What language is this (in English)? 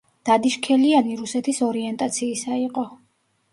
Georgian